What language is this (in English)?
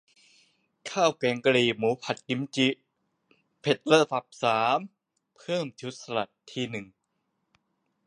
Thai